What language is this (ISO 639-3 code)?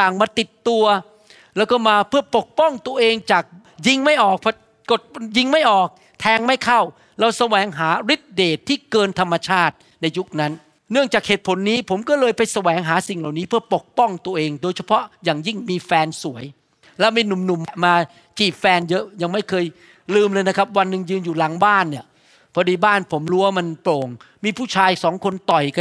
tha